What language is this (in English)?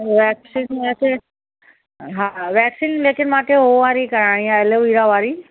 Sindhi